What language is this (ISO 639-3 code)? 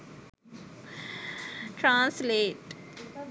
sin